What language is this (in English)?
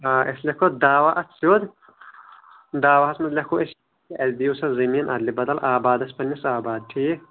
Kashmiri